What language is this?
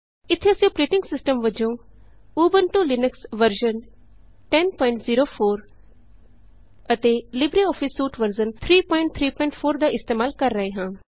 Punjabi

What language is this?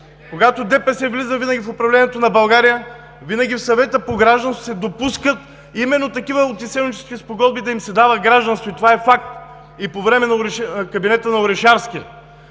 Bulgarian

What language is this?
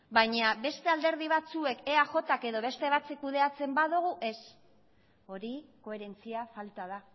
Basque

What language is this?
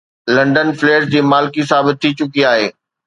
Sindhi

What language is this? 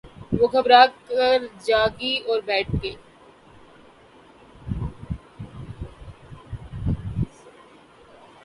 Urdu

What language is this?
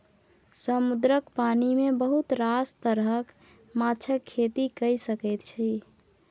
Maithili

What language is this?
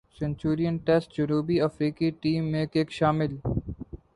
Urdu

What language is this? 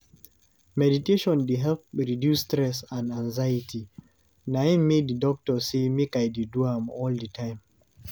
Nigerian Pidgin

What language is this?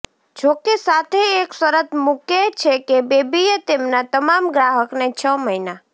Gujarati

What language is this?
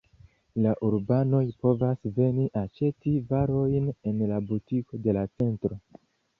Esperanto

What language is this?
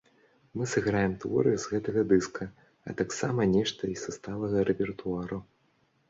Belarusian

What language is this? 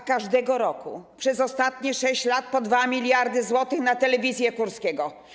Polish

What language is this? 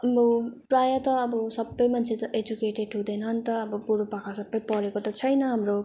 Nepali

